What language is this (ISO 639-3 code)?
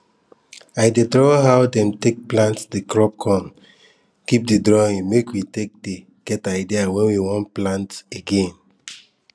pcm